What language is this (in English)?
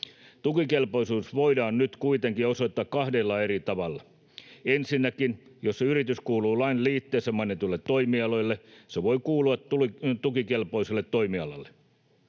Finnish